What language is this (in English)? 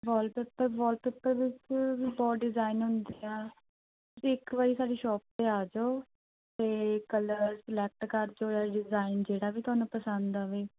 Punjabi